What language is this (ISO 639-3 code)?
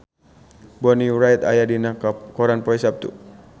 sun